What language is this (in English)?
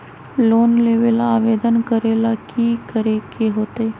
Magahi